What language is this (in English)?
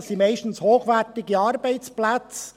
Swiss German